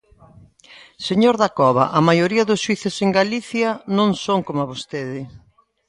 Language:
Galician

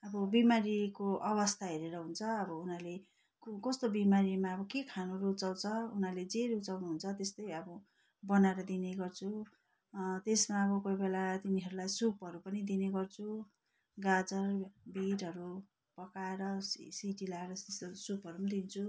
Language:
Nepali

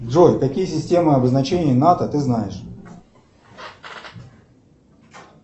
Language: Russian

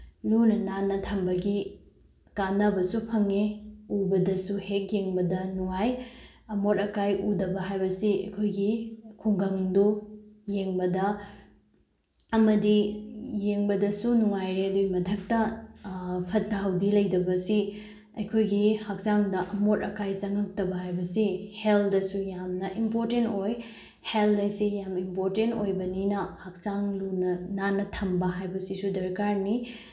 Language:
Manipuri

